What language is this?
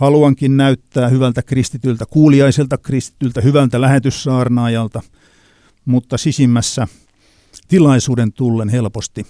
Finnish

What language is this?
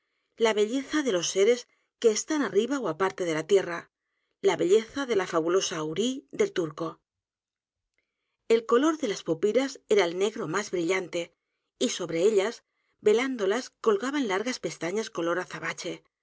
Spanish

